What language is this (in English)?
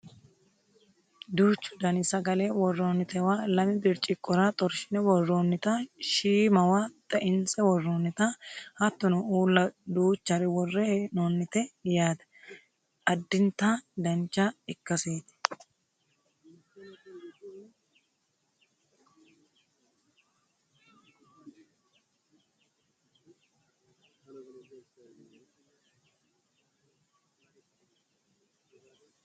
Sidamo